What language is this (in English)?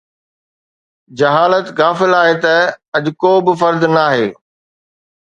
Sindhi